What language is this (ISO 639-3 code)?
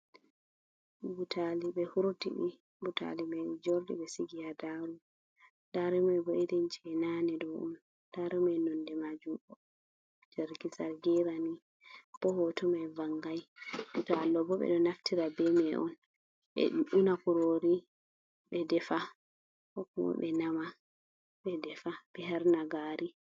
ful